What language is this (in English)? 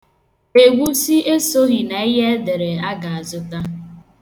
Igbo